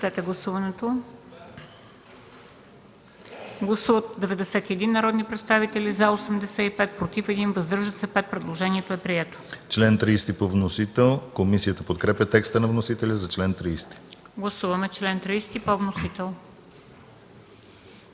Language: Bulgarian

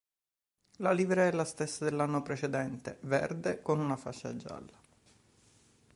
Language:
Italian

